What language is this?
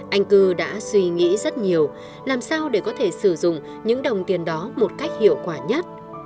Vietnamese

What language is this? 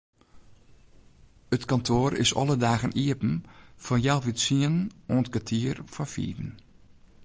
Western Frisian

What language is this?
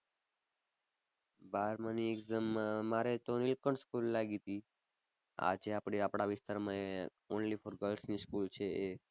Gujarati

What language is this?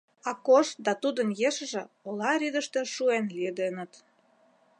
Mari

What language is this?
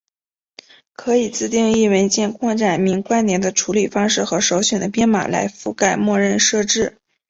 Chinese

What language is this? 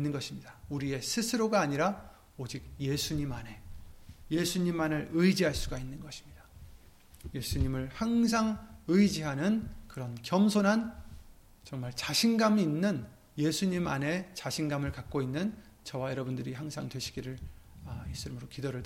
Korean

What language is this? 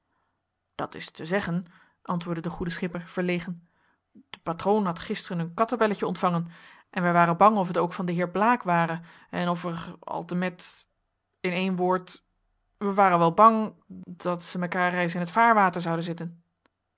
Dutch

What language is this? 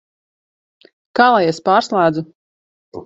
Latvian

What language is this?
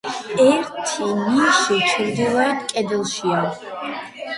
Georgian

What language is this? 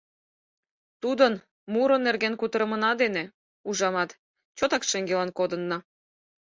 Mari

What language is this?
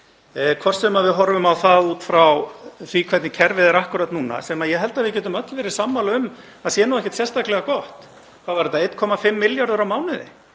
Icelandic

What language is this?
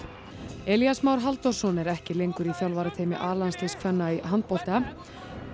Icelandic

